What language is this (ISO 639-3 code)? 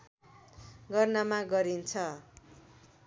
nep